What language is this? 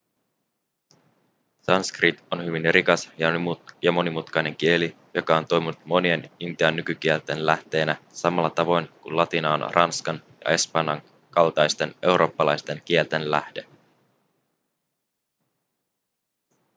Finnish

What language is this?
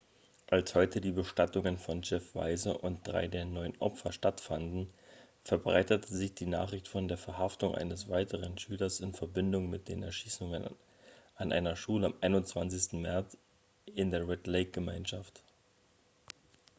German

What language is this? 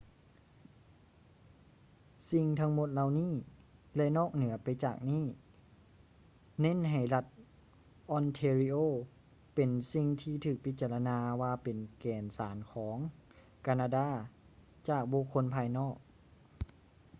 Lao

